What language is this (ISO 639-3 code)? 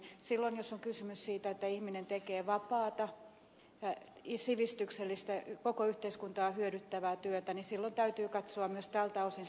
fin